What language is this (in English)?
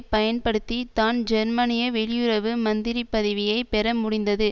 Tamil